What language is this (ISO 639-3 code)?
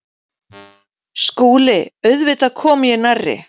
isl